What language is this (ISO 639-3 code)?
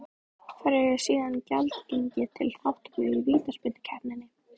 isl